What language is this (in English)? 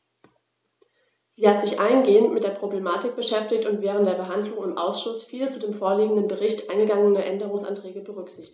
German